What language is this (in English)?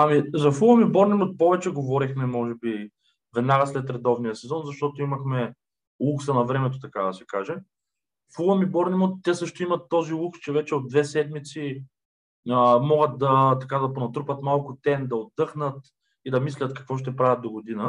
Bulgarian